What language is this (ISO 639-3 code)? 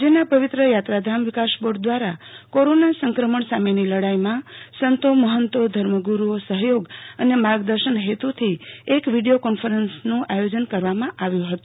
guj